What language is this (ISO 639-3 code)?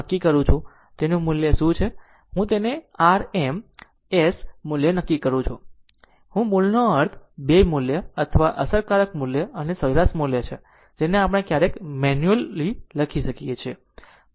guj